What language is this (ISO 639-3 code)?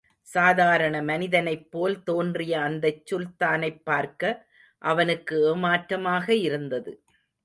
tam